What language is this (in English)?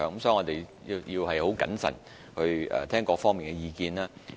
Cantonese